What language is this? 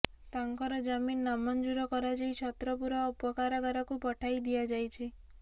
Odia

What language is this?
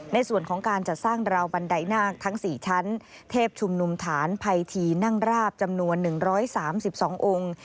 Thai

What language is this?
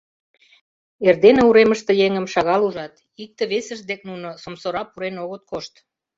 Mari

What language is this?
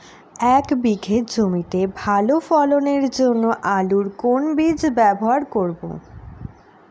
Bangla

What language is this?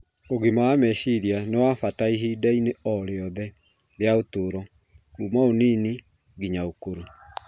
Kikuyu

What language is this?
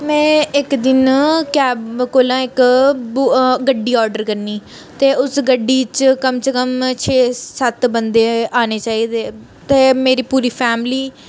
Dogri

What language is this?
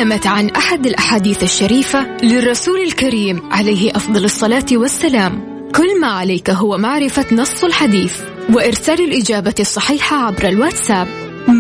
Arabic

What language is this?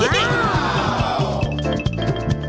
Thai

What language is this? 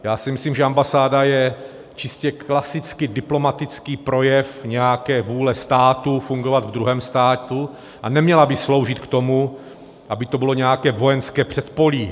Czech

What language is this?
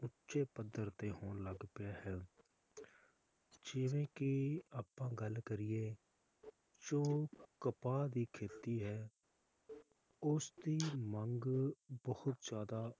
Punjabi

